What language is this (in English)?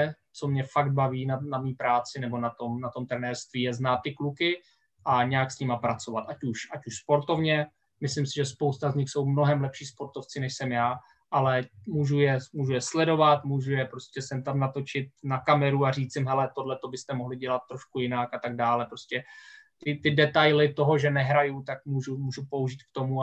Czech